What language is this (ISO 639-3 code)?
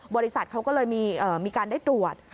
tha